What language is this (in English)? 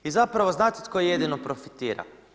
Croatian